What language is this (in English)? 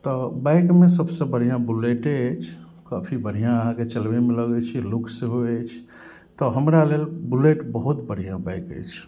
Maithili